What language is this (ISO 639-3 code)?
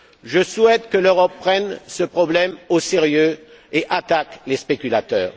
fra